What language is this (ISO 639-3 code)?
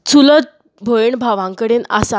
kok